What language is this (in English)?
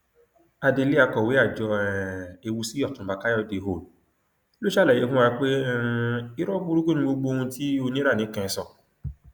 Yoruba